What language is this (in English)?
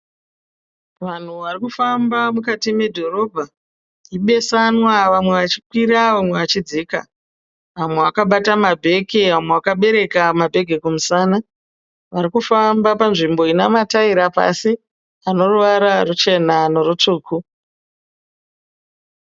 Shona